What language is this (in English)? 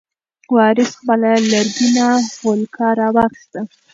Pashto